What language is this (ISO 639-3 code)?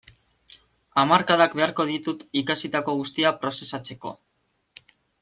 eus